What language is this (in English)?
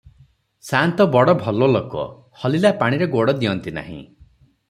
Odia